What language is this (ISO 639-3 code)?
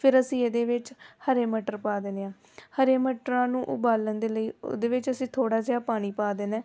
pan